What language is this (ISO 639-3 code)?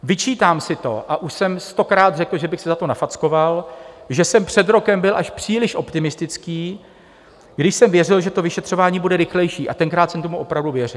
ces